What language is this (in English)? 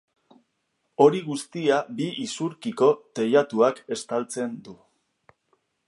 Basque